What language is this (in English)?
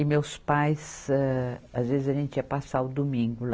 Portuguese